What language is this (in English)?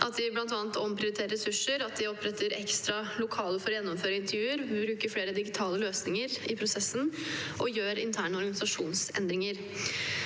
Norwegian